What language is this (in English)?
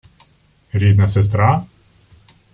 Ukrainian